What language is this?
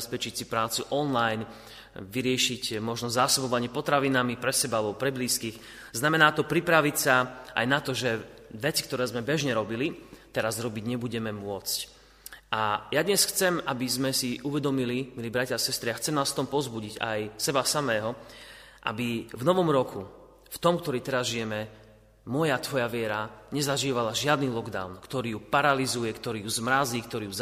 Slovak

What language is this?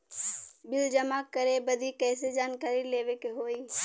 Bhojpuri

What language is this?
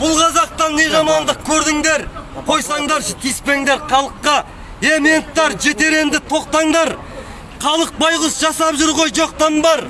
Kazakh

